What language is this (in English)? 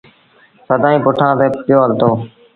Sindhi Bhil